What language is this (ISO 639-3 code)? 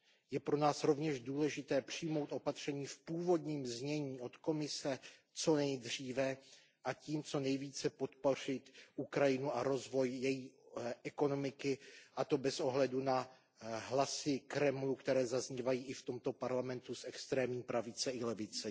ces